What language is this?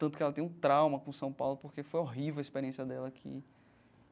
Portuguese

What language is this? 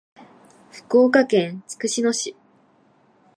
Japanese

